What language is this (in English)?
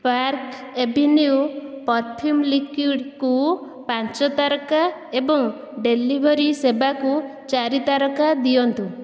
Odia